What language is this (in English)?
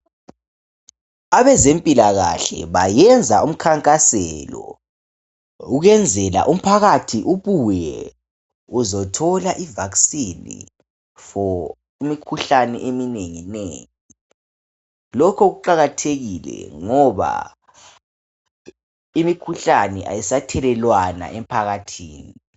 North Ndebele